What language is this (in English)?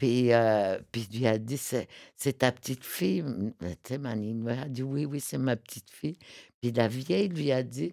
French